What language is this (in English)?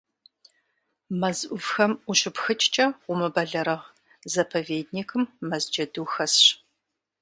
Kabardian